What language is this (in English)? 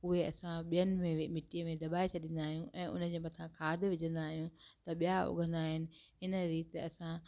Sindhi